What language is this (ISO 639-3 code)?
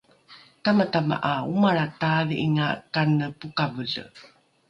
dru